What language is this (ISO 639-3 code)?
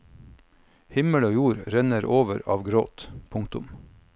nor